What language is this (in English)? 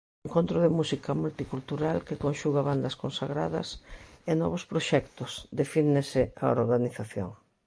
Galician